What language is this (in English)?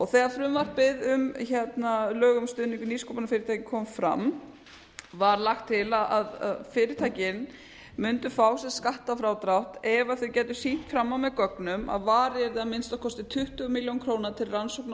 Icelandic